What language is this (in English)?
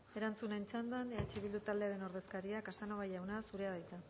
Basque